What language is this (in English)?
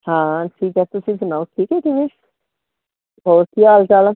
Punjabi